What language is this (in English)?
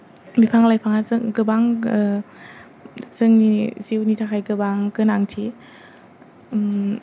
Bodo